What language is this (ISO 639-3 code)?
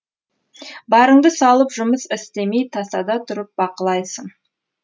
kaz